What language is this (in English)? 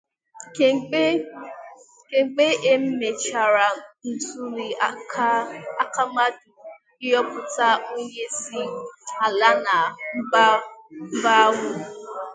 Igbo